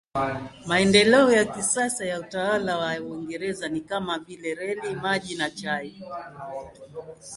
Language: Swahili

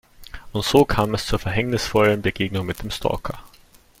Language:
German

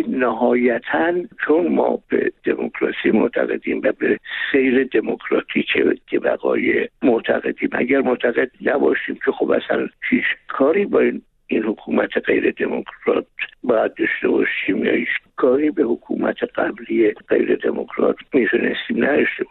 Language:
Persian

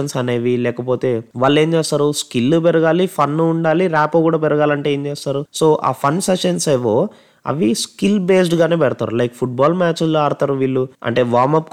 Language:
Telugu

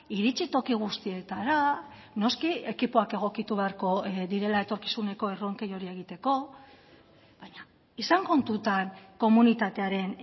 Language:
Basque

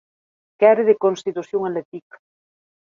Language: Occitan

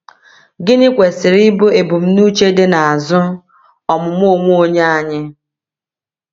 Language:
Igbo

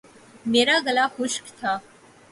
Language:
Urdu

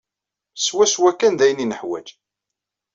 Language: Kabyle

